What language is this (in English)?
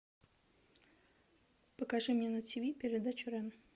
Russian